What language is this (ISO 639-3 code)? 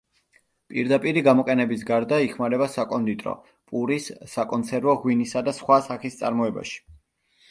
kat